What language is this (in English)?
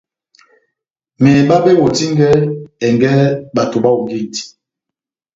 Batanga